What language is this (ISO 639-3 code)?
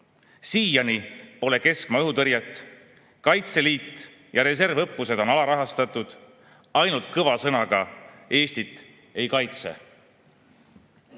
est